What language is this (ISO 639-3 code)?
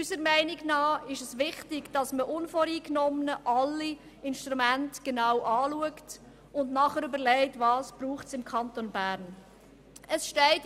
gsw